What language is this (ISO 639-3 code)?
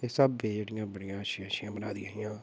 doi